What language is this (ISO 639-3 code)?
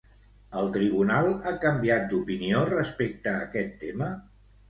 cat